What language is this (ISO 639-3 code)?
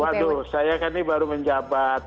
ind